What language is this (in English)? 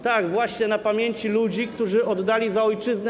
Polish